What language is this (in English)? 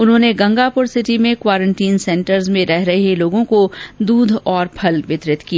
Hindi